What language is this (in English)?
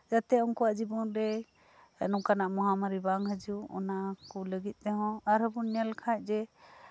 Santali